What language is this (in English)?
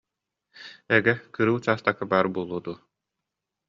Yakut